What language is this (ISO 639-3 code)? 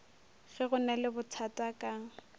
nso